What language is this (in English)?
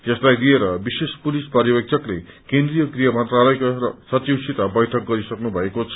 Nepali